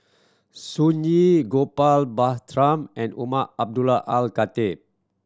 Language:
English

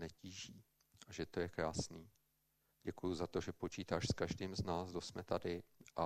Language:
Czech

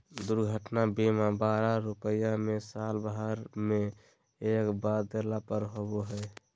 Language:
Magahi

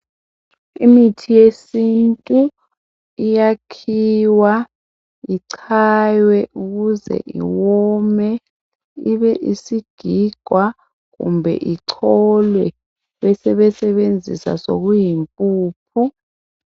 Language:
North Ndebele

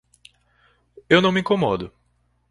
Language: Portuguese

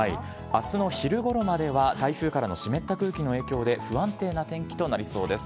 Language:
Japanese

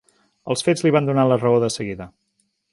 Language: Catalan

